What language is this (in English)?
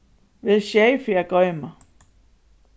Faroese